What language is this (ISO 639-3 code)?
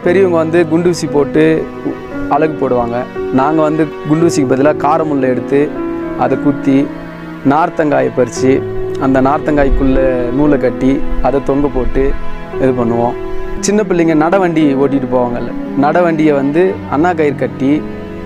tam